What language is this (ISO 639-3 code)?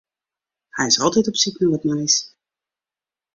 fry